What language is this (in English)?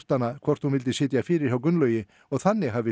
Icelandic